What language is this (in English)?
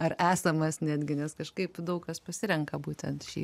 Lithuanian